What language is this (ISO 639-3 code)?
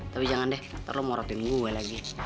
ind